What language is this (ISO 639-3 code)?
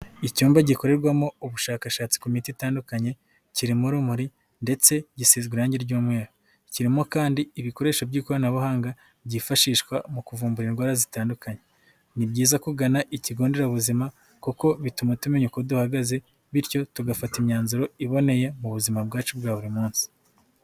kin